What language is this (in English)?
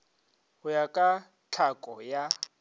Northern Sotho